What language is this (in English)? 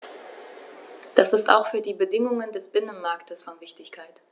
German